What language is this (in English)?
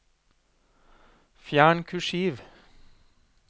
Norwegian